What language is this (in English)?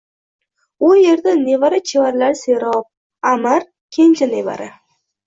Uzbek